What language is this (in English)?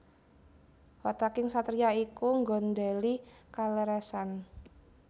Javanese